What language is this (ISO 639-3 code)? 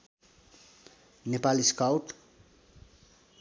nep